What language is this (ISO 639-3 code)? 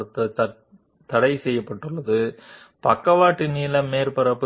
tel